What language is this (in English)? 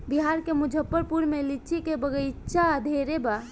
Bhojpuri